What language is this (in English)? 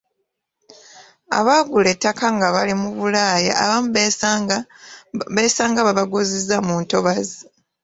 Ganda